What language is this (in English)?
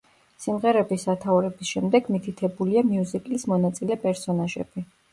Georgian